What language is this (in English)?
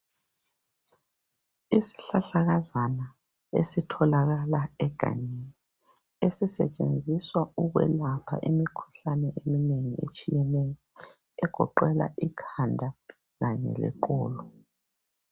North Ndebele